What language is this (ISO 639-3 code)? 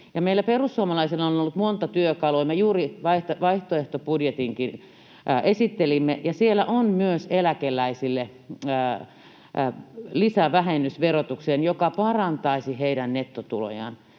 fin